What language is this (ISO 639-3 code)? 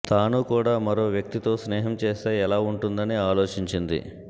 tel